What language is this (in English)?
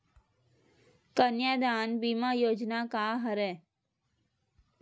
Chhattisgarhi